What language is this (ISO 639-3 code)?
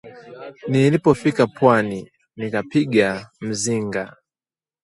swa